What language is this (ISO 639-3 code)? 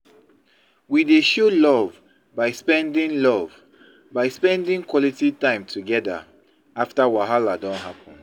pcm